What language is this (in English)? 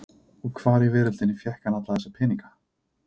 Icelandic